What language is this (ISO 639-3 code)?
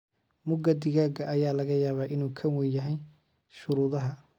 som